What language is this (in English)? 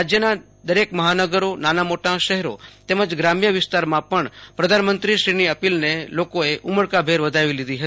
Gujarati